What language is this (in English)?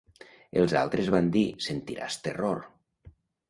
Catalan